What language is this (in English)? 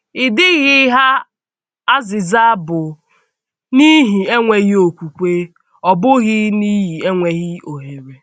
Igbo